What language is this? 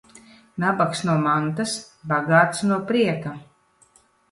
Latvian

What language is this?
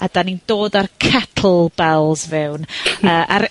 Welsh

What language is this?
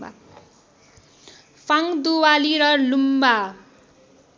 Nepali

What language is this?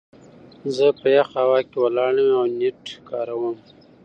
Pashto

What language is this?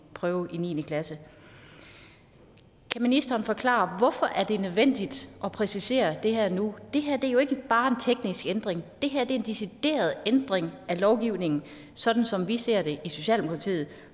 Danish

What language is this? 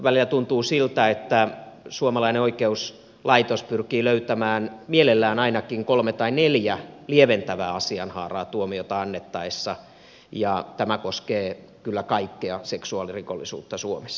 Finnish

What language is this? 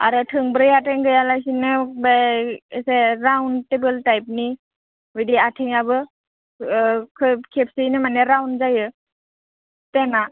Bodo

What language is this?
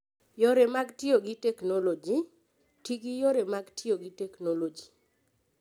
Luo (Kenya and Tanzania)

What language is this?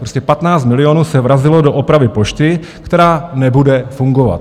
Czech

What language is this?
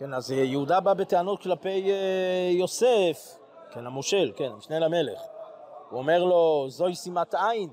Hebrew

